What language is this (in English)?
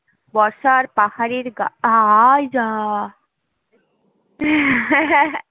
Bangla